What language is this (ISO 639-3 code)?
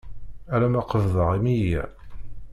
kab